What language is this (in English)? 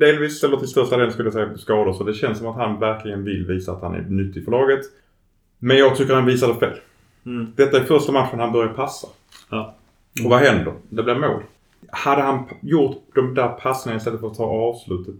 Swedish